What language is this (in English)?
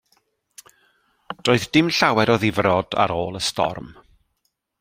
Welsh